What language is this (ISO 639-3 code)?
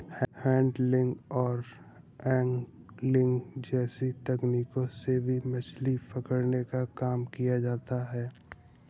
hin